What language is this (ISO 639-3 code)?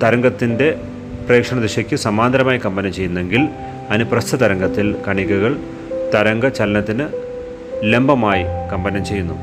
mal